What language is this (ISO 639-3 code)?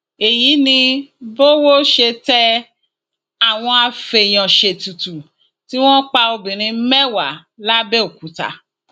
yor